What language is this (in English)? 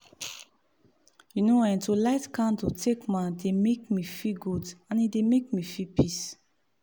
Nigerian Pidgin